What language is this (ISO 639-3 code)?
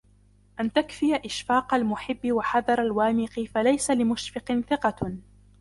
ara